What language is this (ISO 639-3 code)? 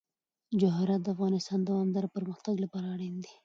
pus